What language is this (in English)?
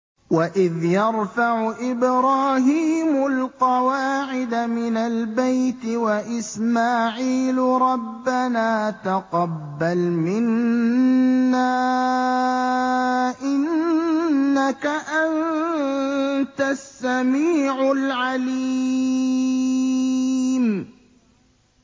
Arabic